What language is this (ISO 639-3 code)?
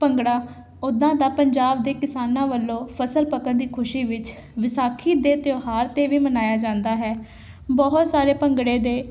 pan